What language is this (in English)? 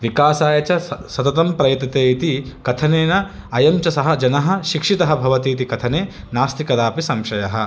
Sanskrit